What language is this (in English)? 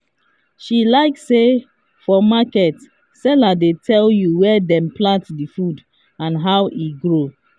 Nigerian Pidgin